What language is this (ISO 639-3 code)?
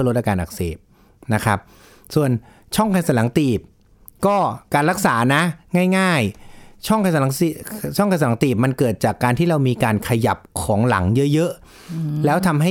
tha